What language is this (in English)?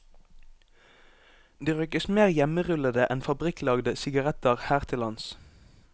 Norwegian